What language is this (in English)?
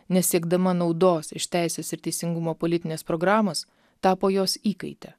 Lithuanian